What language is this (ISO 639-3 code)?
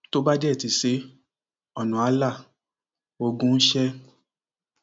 yor